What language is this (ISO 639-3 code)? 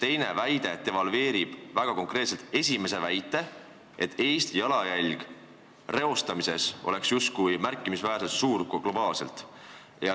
est